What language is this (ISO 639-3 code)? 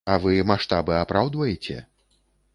bel